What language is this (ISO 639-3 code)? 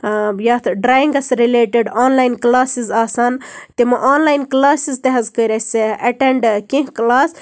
kas